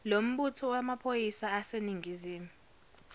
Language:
Zulu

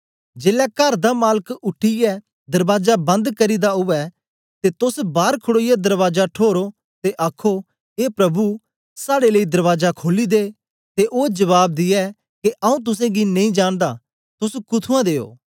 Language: Dogri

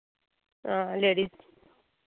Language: Dogri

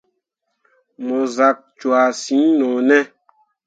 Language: Mundang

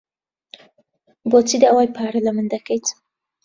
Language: Central Kurdish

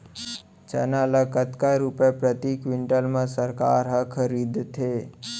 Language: Chhattisgarhi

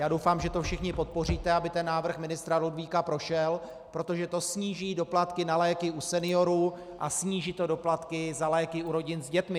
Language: Czech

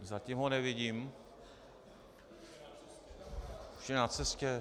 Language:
Czech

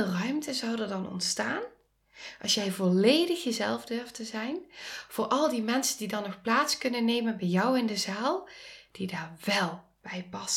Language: Dutch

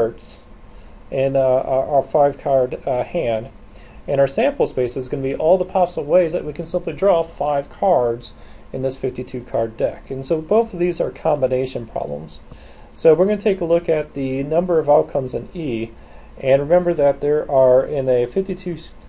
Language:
English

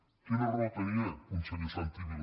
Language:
Catalan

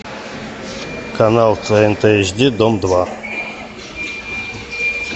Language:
Russian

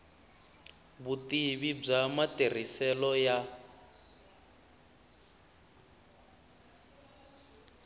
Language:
Tsonga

